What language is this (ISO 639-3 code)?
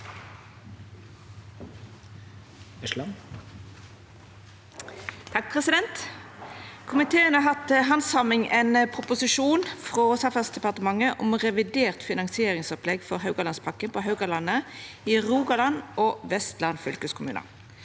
nor